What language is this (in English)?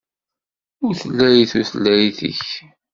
Kabyle